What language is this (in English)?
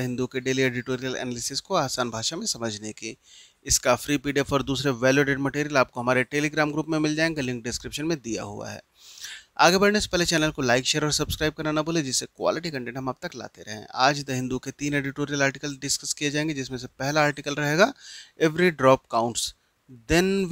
Hindi